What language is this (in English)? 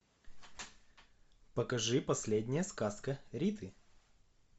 Russian